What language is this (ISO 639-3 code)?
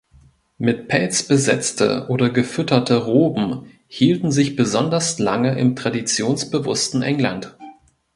deu